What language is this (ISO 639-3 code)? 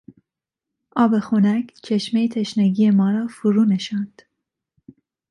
fas